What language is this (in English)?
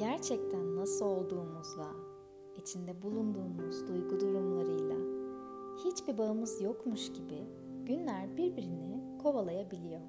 Turkish